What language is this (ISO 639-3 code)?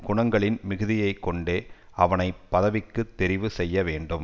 tam